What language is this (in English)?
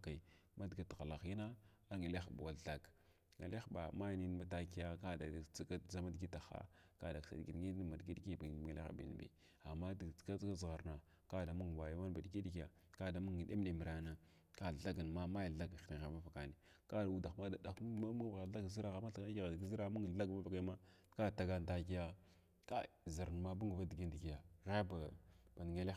Glavda